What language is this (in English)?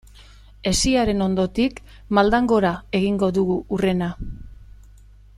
Basque